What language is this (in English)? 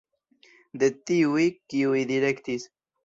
Esperanto